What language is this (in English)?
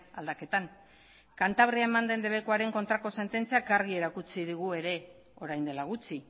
Basque